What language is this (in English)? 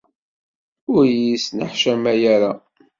Kabyle